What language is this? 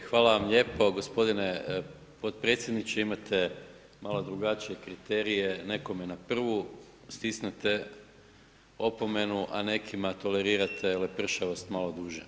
Croatian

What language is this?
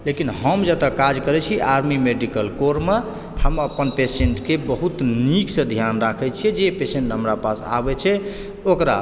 Maithili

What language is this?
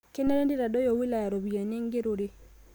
Masai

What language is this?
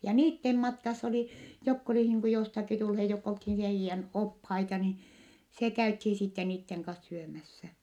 Finnish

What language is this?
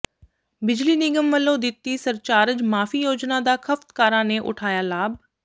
Punjabi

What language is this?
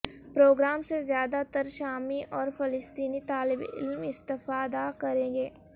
Urdu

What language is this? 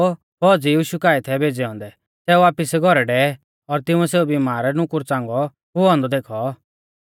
Mahasu Pahari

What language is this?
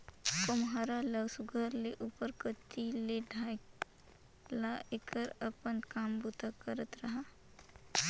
Chhattisgarhi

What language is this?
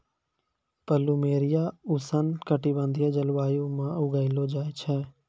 Maithili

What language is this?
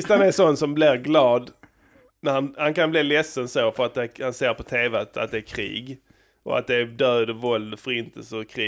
Swedish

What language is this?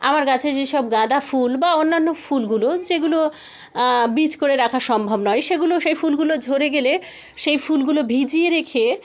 Bangla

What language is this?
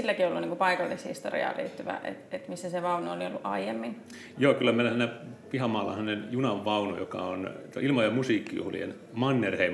Finnish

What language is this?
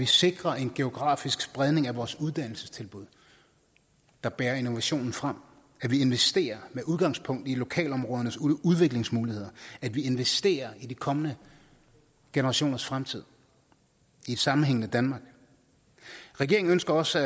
Danish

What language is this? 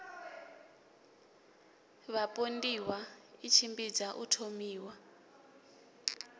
Venda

